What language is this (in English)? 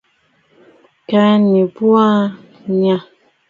Bafut